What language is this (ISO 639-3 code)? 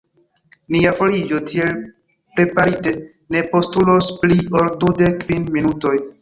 epo